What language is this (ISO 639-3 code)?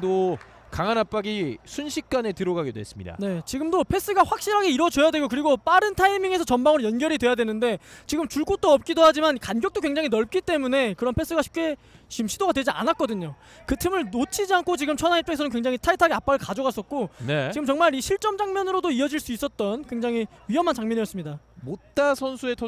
kor